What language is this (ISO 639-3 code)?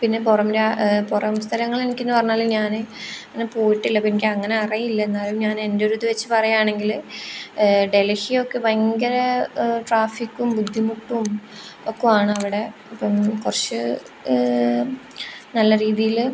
mal